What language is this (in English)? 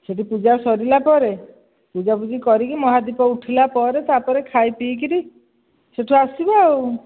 Odia